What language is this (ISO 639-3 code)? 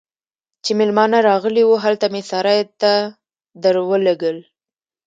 pus